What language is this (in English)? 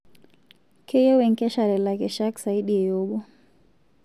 Masai